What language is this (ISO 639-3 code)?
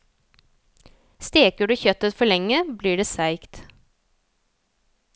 nor